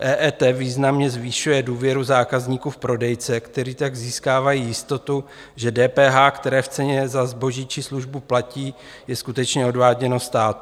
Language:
Czech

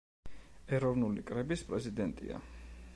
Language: Georgian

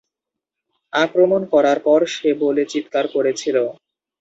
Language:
Bangla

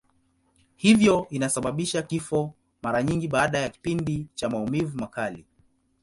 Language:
Swahili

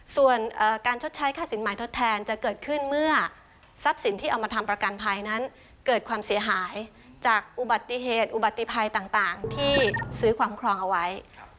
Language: Thai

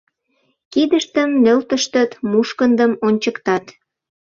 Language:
Mari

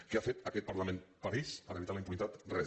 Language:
Catalan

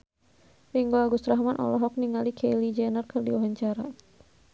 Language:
Sundanese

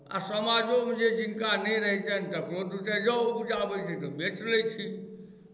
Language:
Maithili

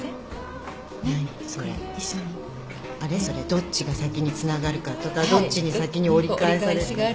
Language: Japanese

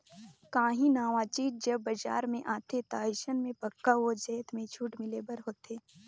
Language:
Chhattisgarhi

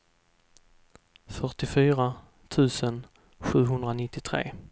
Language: Swedish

